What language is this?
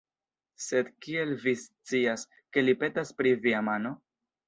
Esperanto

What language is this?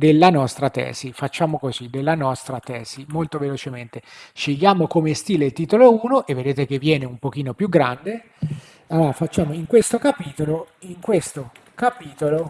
Italian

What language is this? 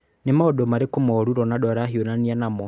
Kikuyu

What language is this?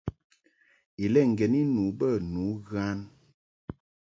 Mungaka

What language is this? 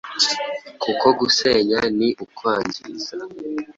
Kinyarwanda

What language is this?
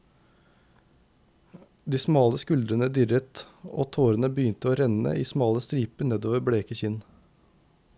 Norwegian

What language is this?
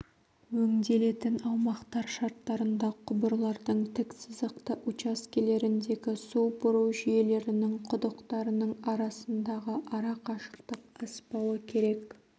Kazakh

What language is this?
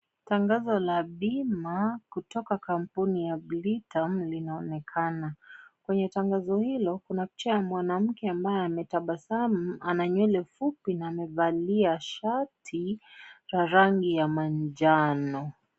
Swahili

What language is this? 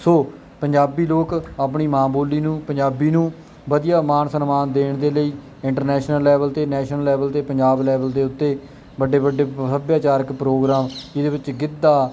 Punjabi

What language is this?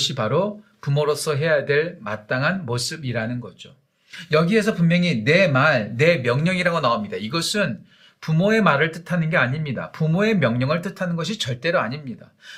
Korean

